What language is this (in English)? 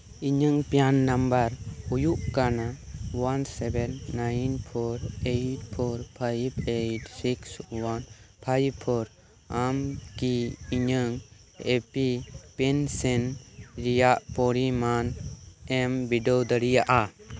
Santali